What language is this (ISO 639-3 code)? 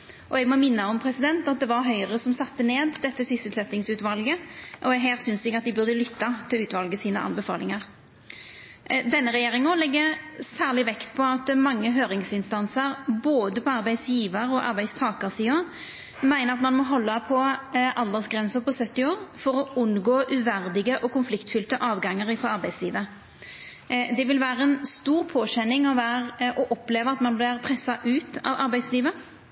nno